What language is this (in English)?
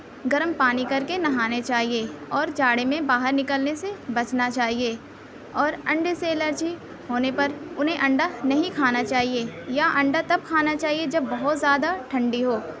Urdu